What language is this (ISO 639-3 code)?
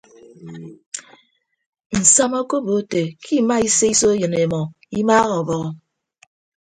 ibb